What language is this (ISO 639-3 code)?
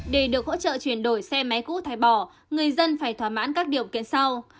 vie